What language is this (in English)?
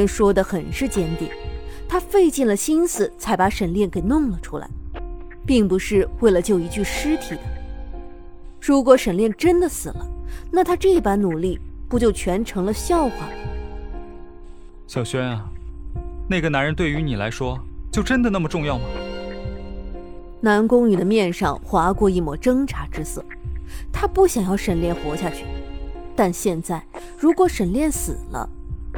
Chinese